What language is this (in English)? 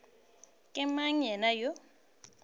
Northern Sotho